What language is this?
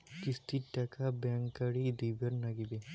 Bangla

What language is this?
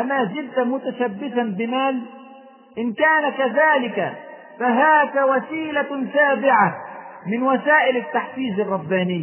Arabic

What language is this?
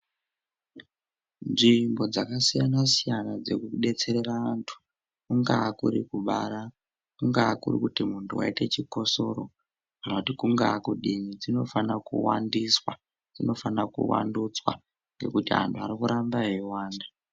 Ndau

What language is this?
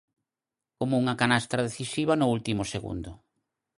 Galician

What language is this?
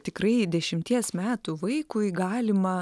Lithuanian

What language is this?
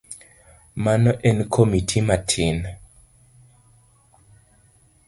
Luo (Kenya and Tanzania)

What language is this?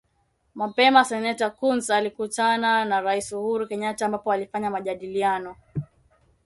Swahili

